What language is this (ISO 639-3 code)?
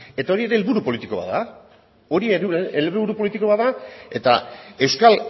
eus